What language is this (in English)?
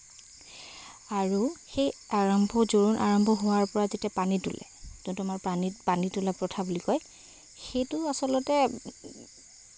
Assamese